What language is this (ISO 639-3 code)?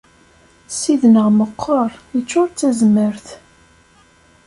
kab